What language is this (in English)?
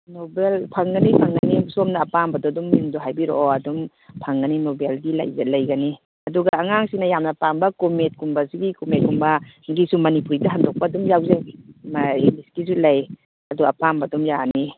Manipuri